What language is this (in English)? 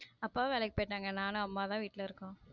Tamil